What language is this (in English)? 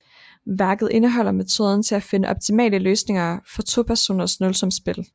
Danish